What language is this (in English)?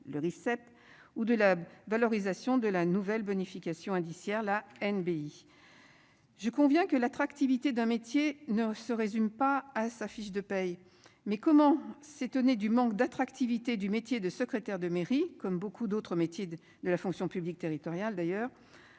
French